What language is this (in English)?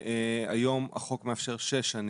Hebrew